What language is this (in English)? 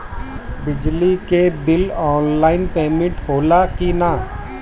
Bhojpuri